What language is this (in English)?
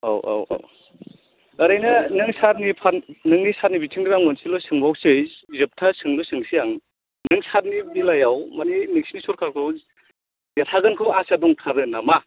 Bodo